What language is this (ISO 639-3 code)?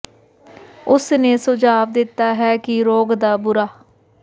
pan